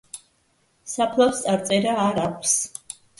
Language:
Georgian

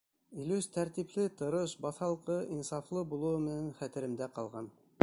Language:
Bashkir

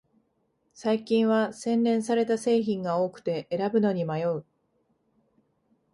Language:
Japanese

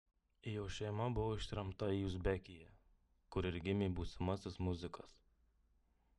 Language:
Lithuanian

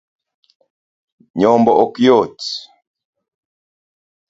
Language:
Luo (Kenya and Tanzania)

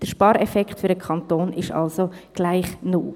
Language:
Swiss German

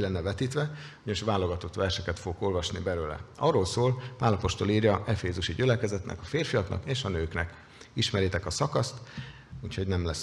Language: Hungarian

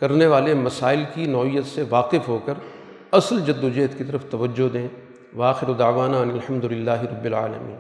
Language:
Urdu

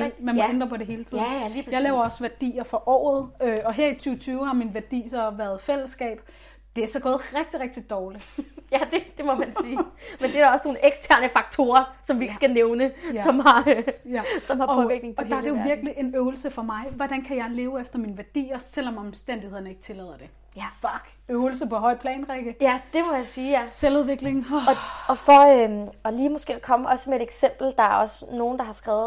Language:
Danish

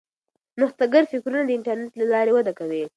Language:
Pashto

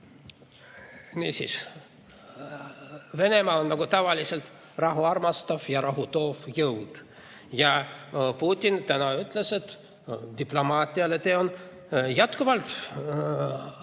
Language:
Estonian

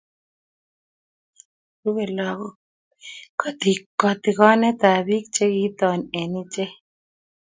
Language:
Kalenjin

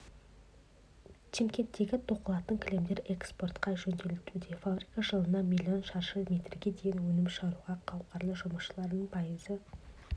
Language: Kazakh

